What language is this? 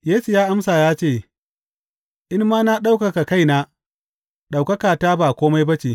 Hausa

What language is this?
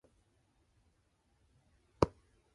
English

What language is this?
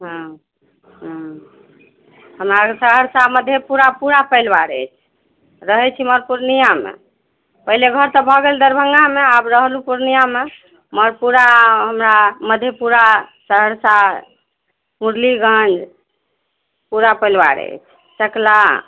Maithili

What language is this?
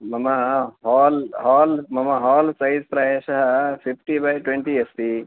Sanskrit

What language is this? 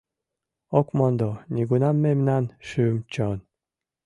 Mari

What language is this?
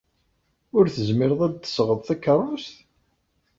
Kabyle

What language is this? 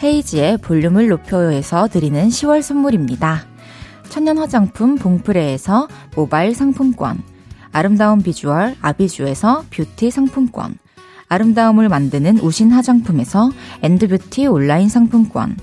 Korean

